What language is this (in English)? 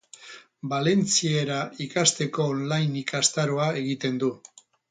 Basque